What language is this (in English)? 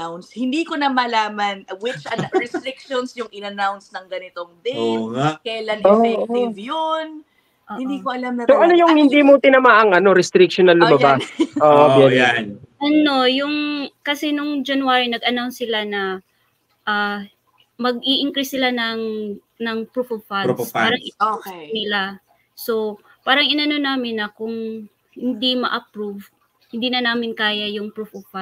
Filipino